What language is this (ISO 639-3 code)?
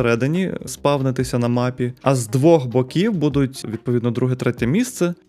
ukr